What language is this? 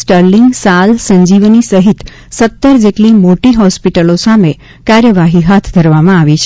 Gujarati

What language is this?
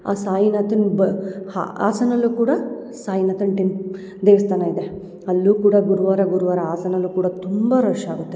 Kannada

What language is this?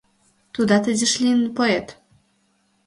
Mari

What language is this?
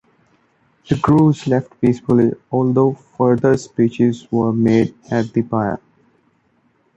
English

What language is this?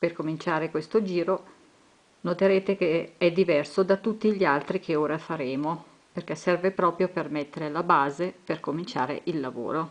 Italian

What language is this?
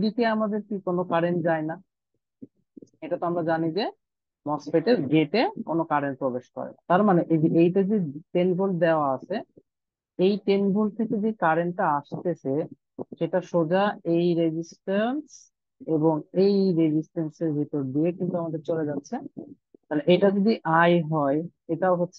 Bangla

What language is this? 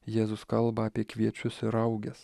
Lithuanian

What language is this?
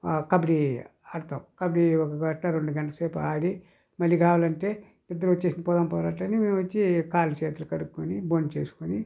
Telugu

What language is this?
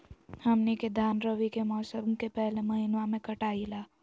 Magahi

